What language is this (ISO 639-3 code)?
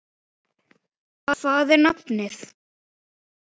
isl